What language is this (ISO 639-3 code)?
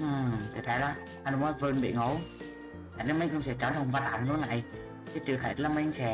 vie